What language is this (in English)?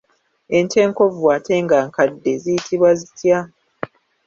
Ganda